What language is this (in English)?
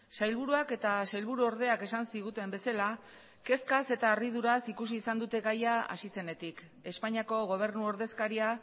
Basque